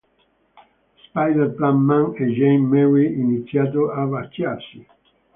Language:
Italian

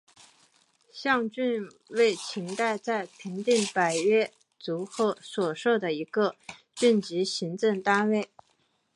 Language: Chinese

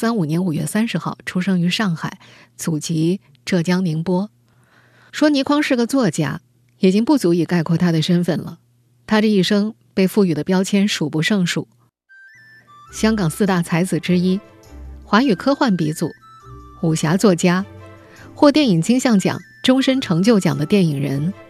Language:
Chinese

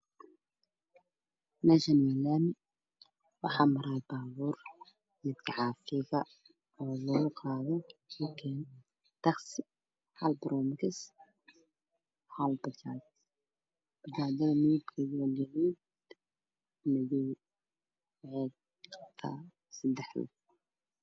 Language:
Somali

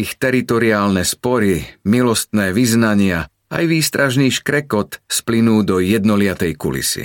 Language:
Slovak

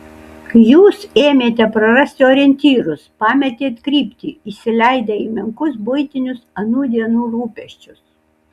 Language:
Lithuanian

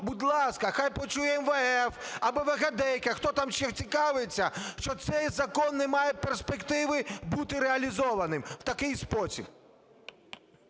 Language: Ukrainian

